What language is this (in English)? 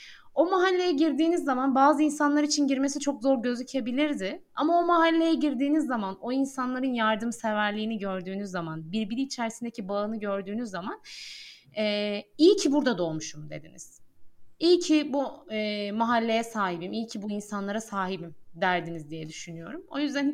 Turkish